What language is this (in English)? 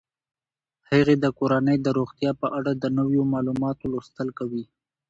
Pashto